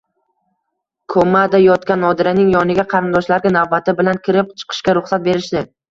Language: Uzbek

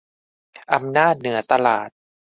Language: Thai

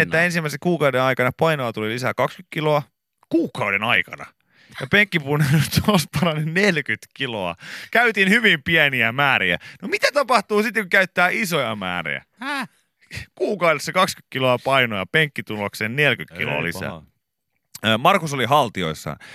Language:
Finnish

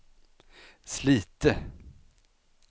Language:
Swedish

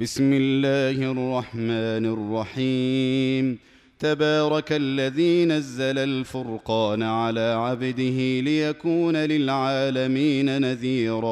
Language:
Arabic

